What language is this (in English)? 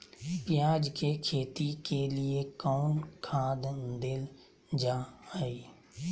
Magahi